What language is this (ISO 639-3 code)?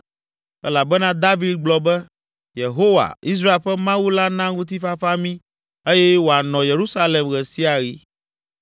ewe